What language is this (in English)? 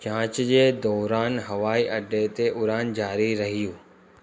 Sindhi